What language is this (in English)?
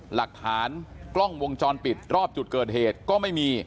Thai